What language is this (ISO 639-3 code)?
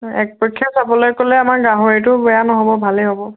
asm